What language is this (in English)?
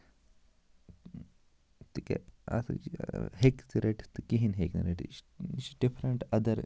Kashmiri